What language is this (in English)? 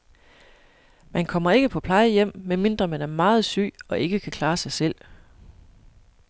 Danish